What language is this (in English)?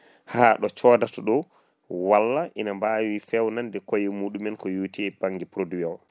Fula